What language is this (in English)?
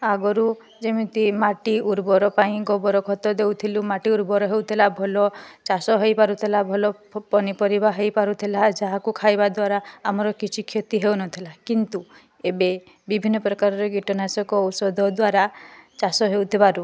Odia